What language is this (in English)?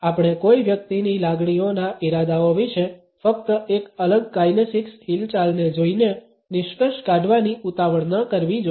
Gujarati